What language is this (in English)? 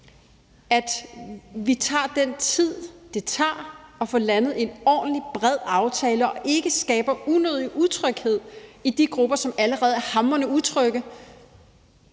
Danish